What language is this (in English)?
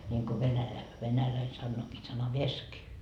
Finnish